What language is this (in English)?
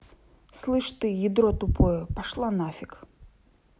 Russian